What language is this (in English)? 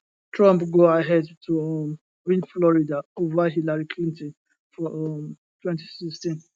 Nigerian Pidgin